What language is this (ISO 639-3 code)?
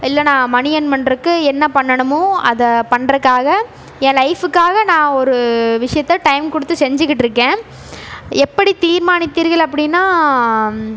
tam